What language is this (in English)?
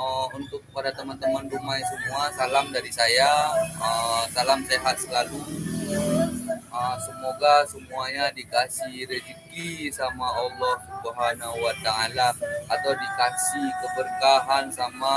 Indonesian